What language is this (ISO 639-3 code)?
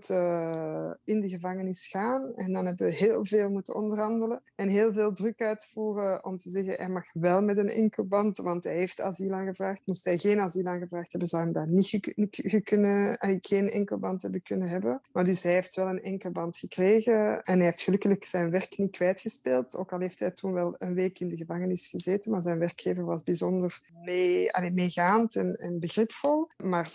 nld